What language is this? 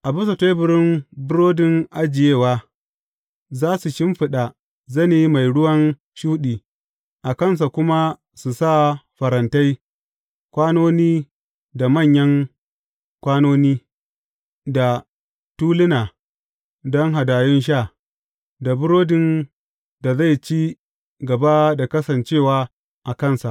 Hausa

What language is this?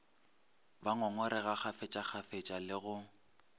Northern Sotho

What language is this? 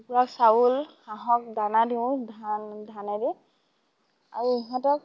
Assamese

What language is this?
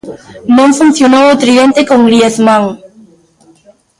Galician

